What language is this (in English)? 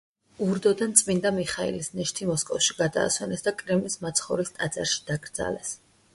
Georgian